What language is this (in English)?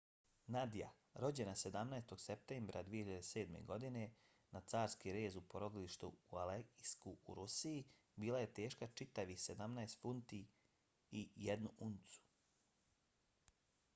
Bosnian